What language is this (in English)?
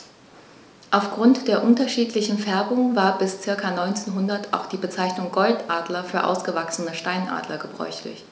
German